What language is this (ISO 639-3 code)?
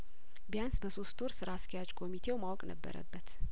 amh